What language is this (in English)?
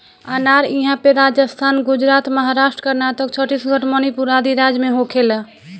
Bhojpuri